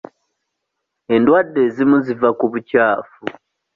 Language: Ganda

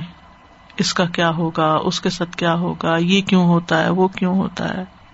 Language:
Urdu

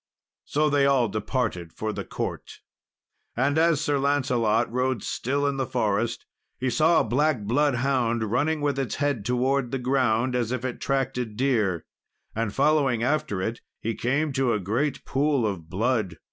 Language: English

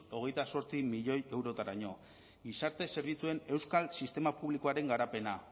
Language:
Basque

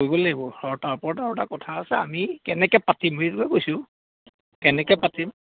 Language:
Assamese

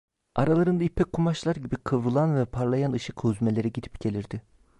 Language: Turkish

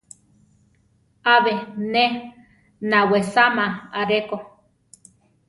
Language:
Central Tarahumara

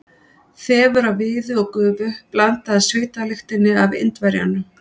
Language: Icelandic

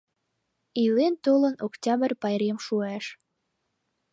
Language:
Mari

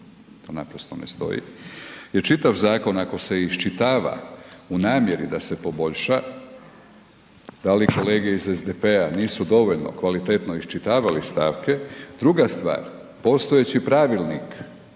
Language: Croatian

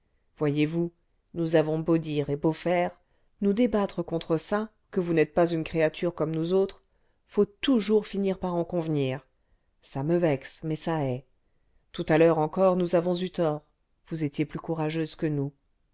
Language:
French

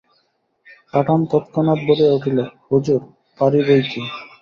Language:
Bangla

